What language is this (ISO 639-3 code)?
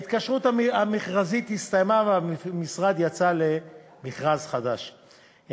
heb